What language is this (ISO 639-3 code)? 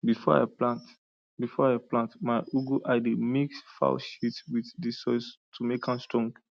pcm